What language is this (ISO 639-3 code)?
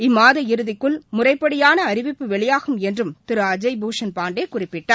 tam